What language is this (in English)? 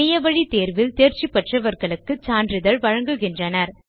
Tamil